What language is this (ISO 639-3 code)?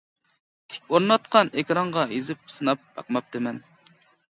uig